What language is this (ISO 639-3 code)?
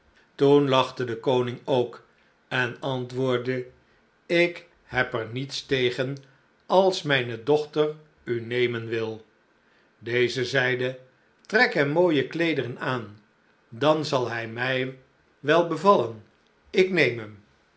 nld